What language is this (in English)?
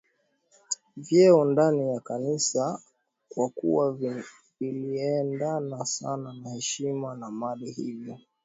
Swahili